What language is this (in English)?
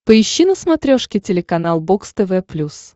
Russian